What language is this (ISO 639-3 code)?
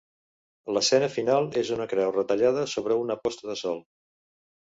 cat